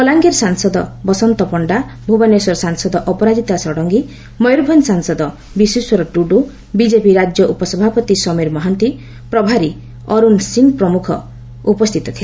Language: Odia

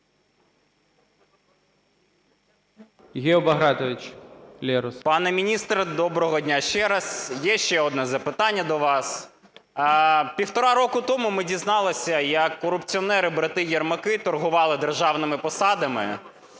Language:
Ukrainian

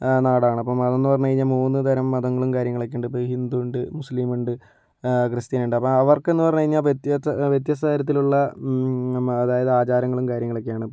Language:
Malayalam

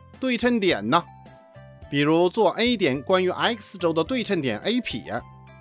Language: Chinese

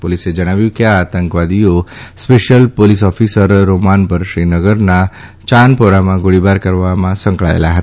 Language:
Gujarati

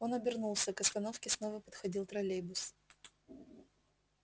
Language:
Russian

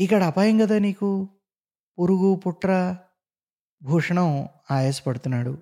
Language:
Telugu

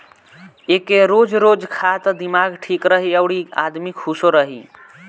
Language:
Bhojpuri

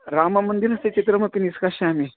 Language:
Sanskrit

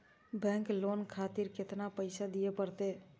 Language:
Maithili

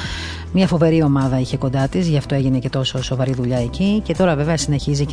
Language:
Greek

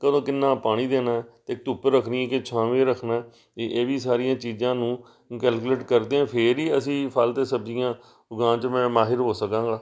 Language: Punjabi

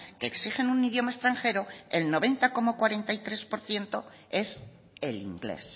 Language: Spanish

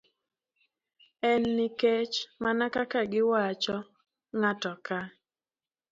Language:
Luo (Kenya and Tanzania)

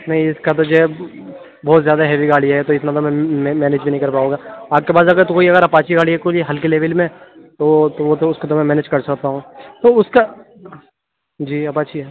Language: Urdu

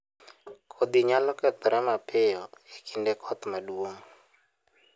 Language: Luo (Kenya and Tanzania)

